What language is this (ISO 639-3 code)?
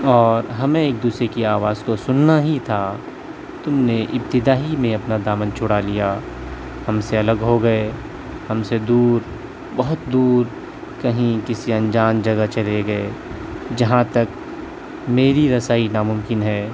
urd